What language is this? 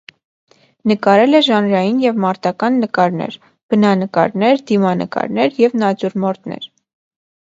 Armenian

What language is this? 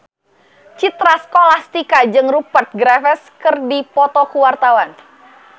Sundanese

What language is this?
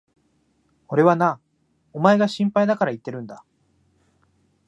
Japanese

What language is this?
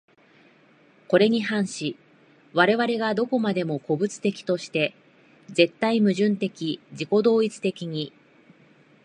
Japanese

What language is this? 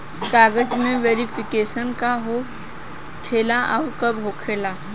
Bhojpuri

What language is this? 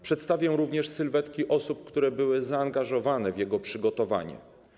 Polish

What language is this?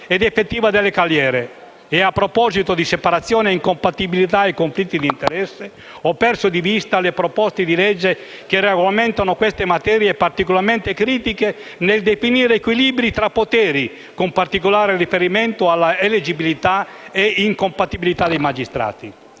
Italian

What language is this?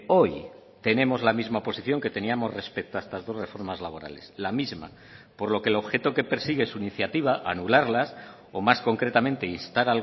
Spanish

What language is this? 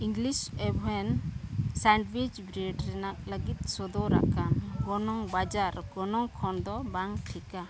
Santali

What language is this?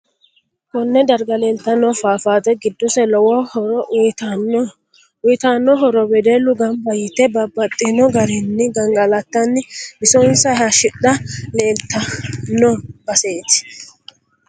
Sidamo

